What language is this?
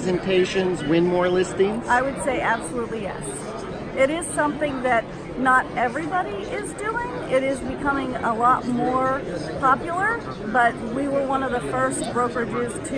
English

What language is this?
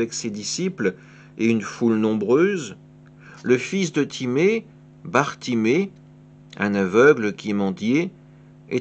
French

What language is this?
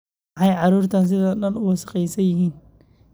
Somali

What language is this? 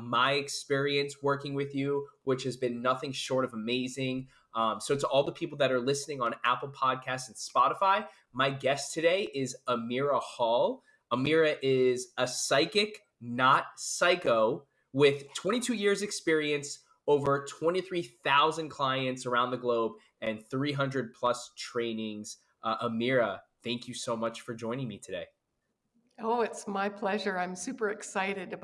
English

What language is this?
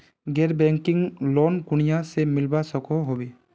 Magahi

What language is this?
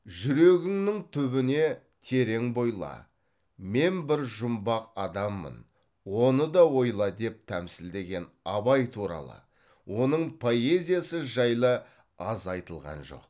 Kazakh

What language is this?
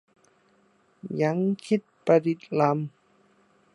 Thai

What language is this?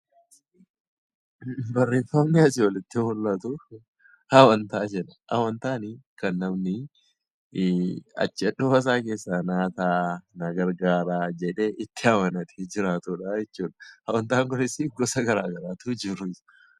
Oromo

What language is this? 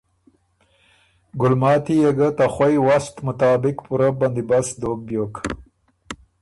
Ormuri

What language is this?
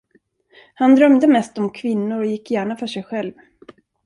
Swedish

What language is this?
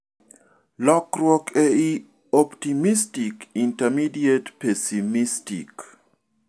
Luo (Kenya and Tanzania)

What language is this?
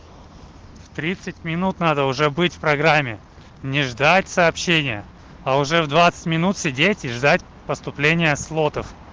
Russian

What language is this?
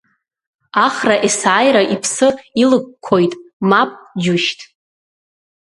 Abkhazian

